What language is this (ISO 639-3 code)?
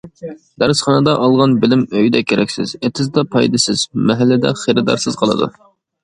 uig